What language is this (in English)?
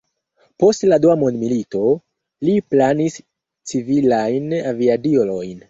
Esperanto